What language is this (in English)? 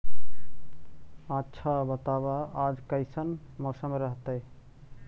Magahi